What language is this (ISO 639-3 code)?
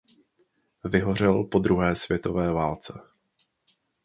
ces